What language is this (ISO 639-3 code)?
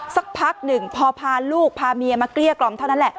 tha